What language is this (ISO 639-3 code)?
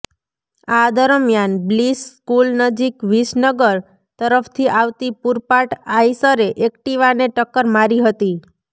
guj